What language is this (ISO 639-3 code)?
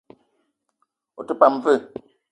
eto